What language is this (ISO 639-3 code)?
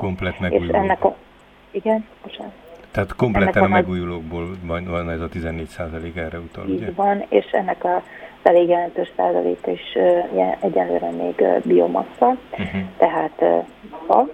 hun